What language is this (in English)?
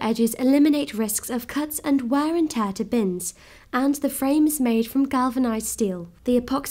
English